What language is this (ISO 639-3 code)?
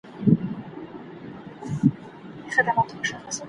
pus